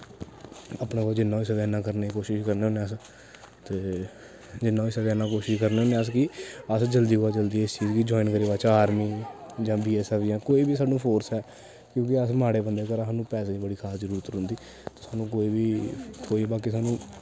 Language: Dogri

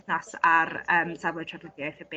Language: Welsh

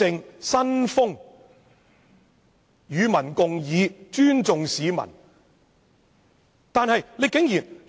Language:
Cantonese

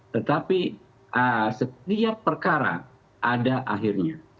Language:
Indonesian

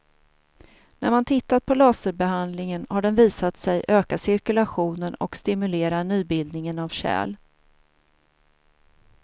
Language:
Swedish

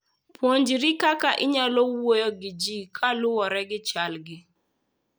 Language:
Luo (Kenya and Tanzania)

